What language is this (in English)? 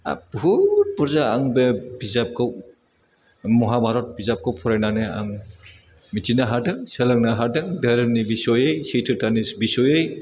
Bodo